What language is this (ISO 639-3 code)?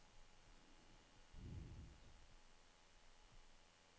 nor